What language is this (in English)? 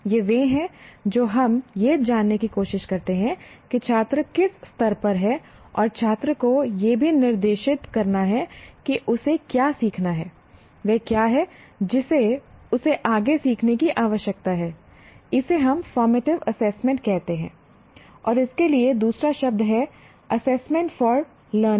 Hindi